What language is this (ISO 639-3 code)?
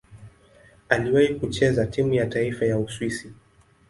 swa